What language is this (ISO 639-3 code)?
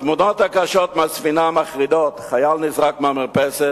heb